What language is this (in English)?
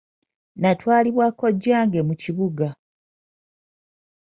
Ganda